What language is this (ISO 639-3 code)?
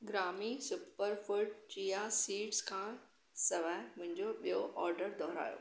snd